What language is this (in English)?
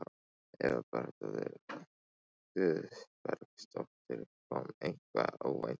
Icelandic